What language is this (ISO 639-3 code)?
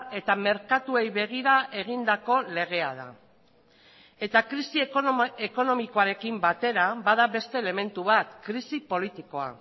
eus